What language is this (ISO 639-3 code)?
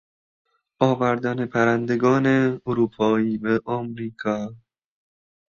fas